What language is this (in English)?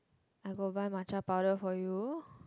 English